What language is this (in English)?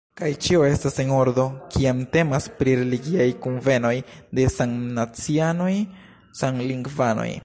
Esperanto